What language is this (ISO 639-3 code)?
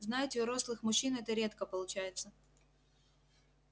rus